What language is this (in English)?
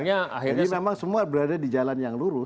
Indonesian